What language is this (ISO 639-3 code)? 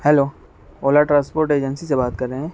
urd